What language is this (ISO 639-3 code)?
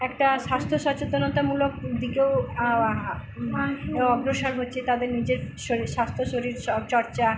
ben